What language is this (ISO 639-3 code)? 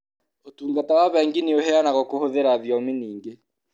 kik